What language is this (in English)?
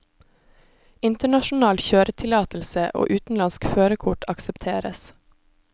Norwegian